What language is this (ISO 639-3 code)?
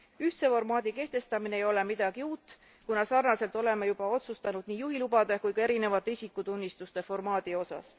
est